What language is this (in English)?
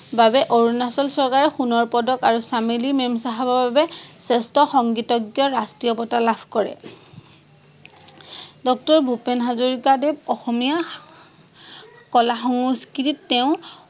Assamese